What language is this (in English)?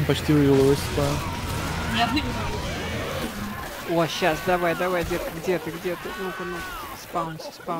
Russian